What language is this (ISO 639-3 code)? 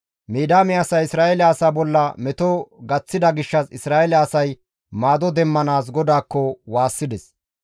gmv